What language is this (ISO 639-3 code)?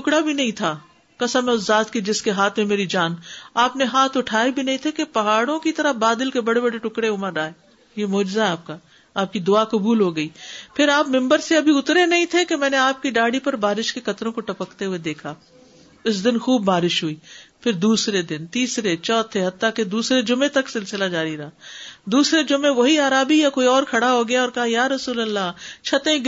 urd